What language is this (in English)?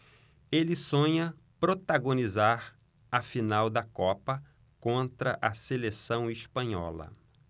Portuguese